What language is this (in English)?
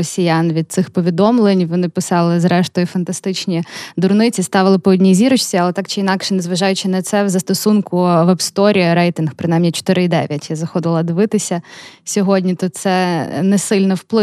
Ukrainian